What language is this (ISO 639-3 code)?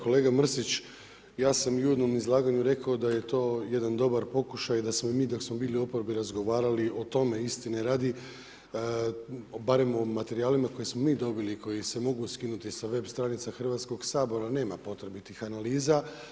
hrv